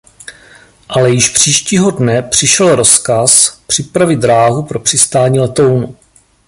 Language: Czech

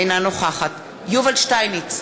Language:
Hebrew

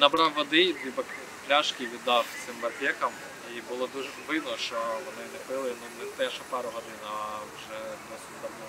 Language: Ukrainian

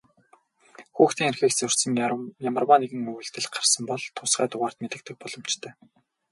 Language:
Mongolian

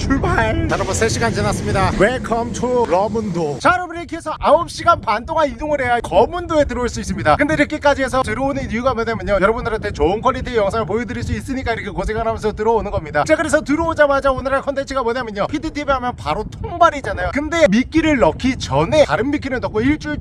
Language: Korean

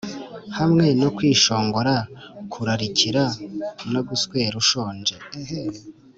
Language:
Kinyarwanda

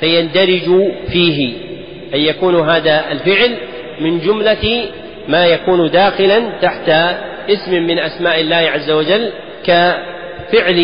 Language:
Arabic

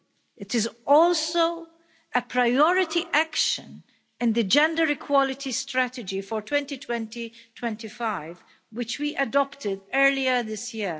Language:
English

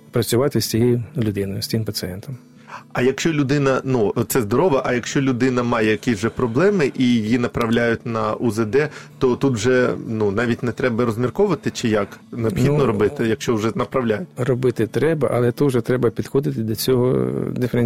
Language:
Ukrainian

